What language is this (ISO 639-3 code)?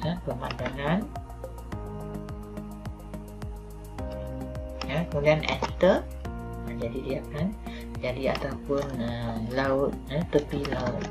msa